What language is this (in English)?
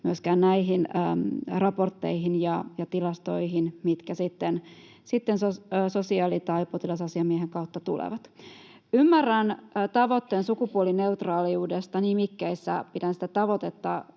Finnish